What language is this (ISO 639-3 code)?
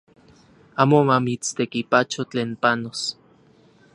ncx